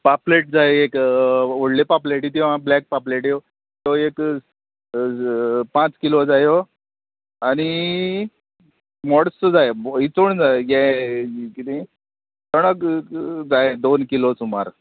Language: Konkani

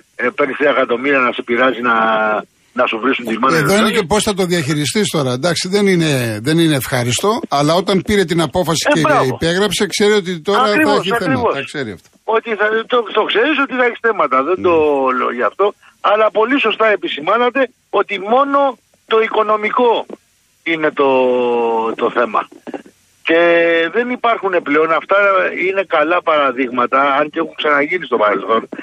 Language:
Greek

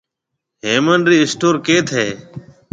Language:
Marwari (Pakistan)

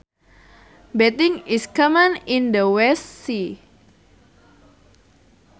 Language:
Sundanese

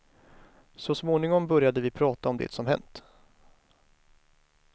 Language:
Swedish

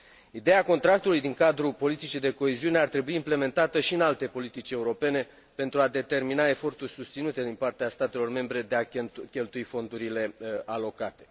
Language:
Romanian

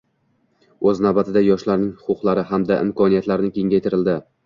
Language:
Uzbek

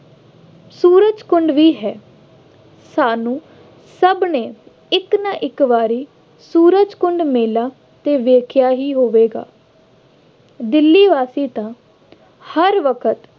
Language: Punjabi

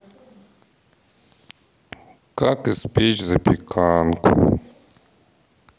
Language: Russian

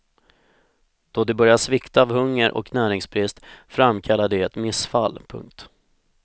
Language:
Swedish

